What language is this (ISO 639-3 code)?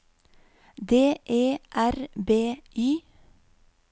nor